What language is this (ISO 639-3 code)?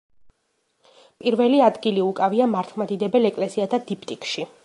kat